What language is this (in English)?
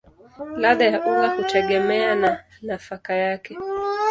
Swahili